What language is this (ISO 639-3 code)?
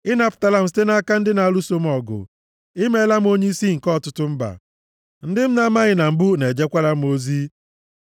ibo